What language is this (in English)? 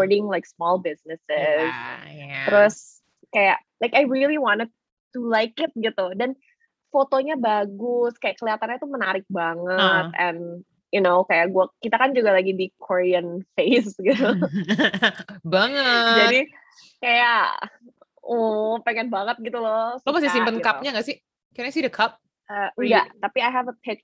Indonesian